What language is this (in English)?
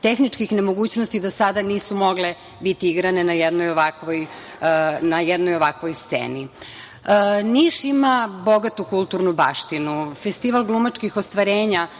Serbian